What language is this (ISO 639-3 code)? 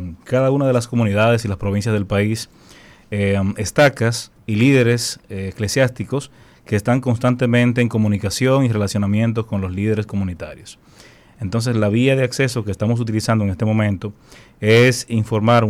spa